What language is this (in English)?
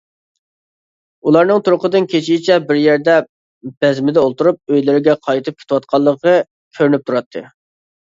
Uyghur